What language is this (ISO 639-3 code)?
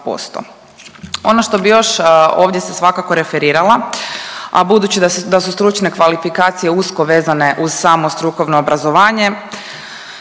hrv